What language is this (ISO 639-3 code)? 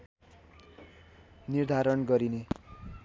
nep